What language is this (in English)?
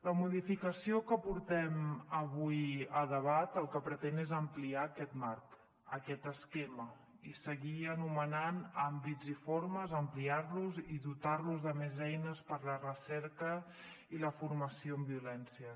Catalan